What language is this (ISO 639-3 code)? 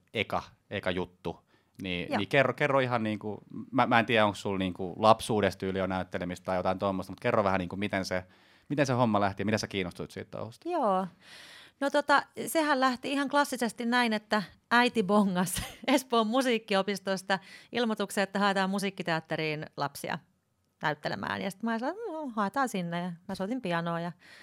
fin